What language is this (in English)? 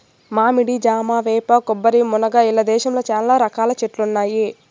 Telugu